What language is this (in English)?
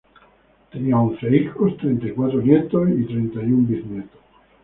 Spanish